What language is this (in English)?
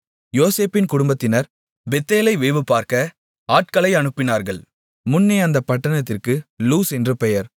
Tamil